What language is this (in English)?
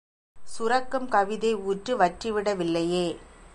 Tamil